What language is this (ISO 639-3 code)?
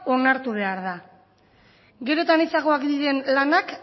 eus